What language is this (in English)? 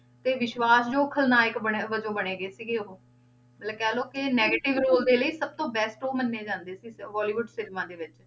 Punjabi